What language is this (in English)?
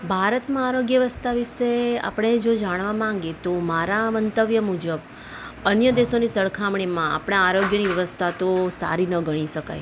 Gujarati